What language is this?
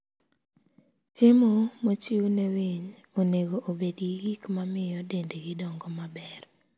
Luo (Kenya and Tanzania)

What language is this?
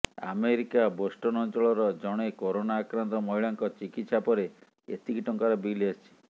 Odia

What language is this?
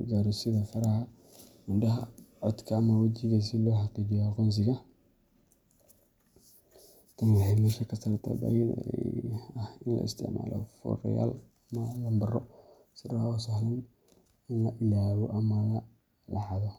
Somali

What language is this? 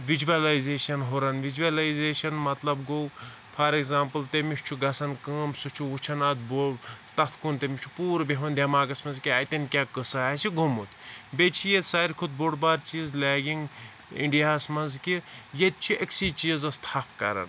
Kashmiri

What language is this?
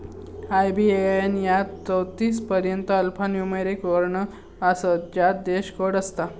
Marathi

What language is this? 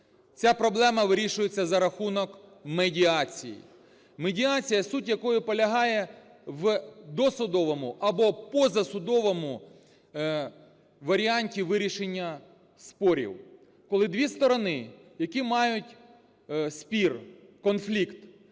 Ukrainian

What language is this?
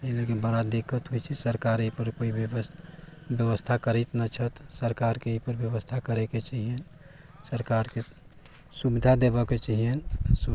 Maithili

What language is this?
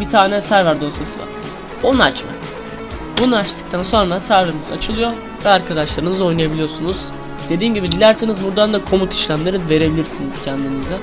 Turkish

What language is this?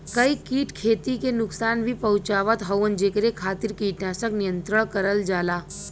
Bhojpuri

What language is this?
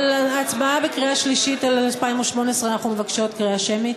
Hebrew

